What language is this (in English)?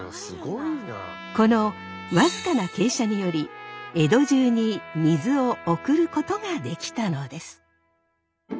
Japanese